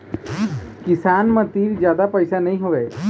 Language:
Chhattisgarhi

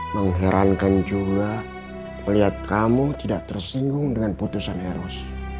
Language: Indonesian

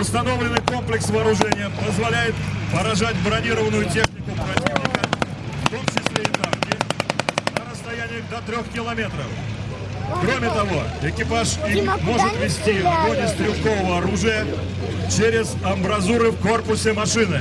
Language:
Russian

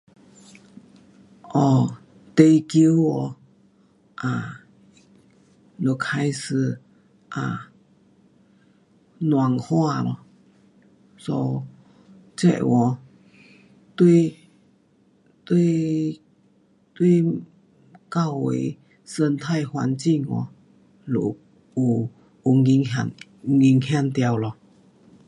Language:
Pu-Xian Chinese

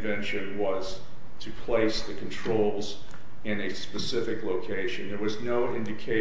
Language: English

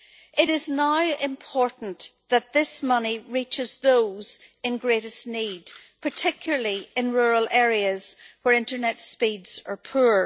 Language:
English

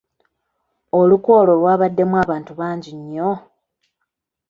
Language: Ganda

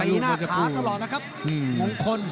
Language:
Thai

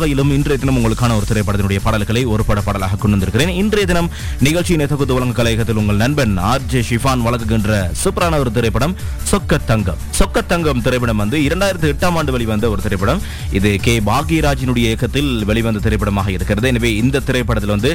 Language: Tamil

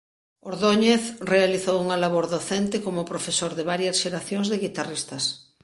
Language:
Galician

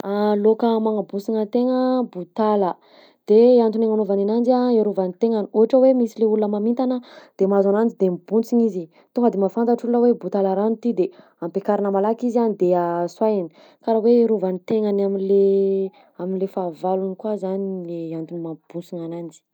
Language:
Southern Betsimisaraka Malagasy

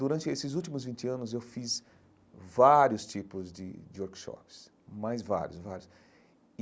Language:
Portuguese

